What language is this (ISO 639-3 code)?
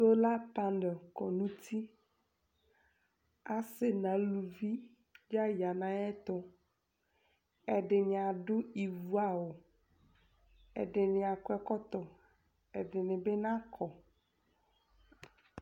kpo